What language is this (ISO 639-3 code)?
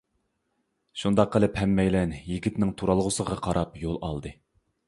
uig